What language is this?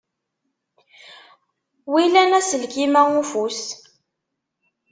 Kabyle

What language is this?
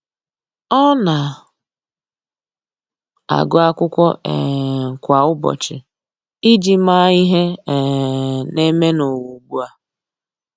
Igbo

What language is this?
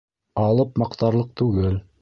Bashkir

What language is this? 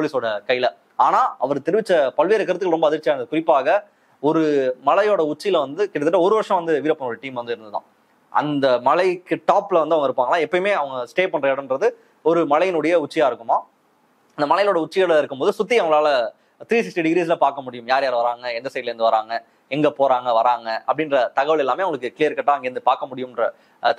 Tamil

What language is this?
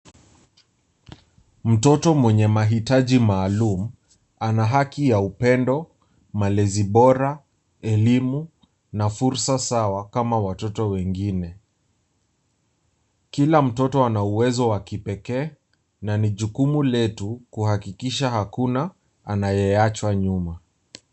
Swahili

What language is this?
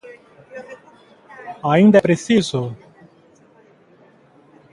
Galician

